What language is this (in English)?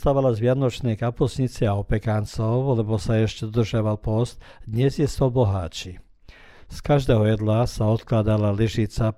Croatian